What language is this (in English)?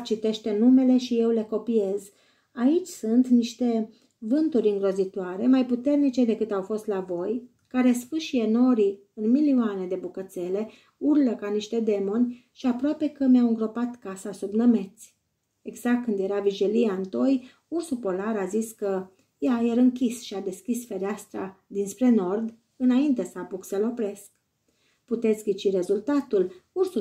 Romanian